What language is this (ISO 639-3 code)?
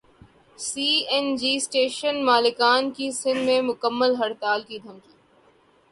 urd